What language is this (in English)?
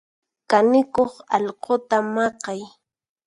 Puno Quechua